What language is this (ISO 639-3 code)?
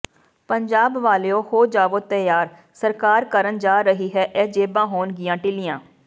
pan